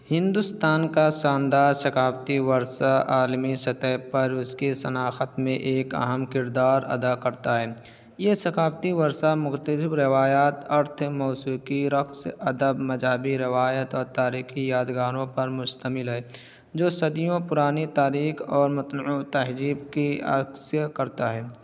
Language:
Urdu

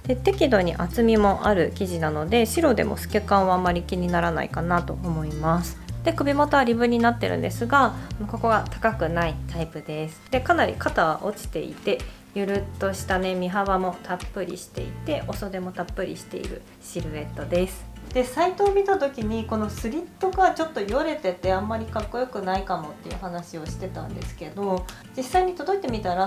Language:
Japanese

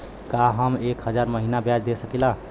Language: Bhojpuri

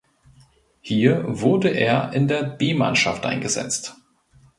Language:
German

